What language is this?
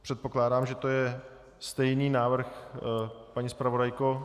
Czech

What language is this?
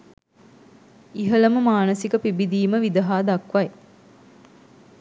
Sinhala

